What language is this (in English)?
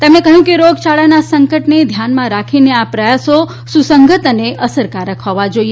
Gujarati